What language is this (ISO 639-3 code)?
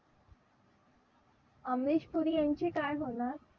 mar